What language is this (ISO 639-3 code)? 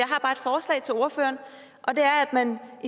dan